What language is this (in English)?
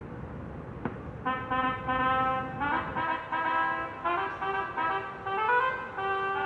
Korean